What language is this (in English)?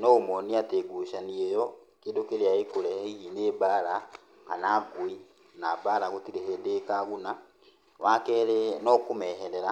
Kikuyu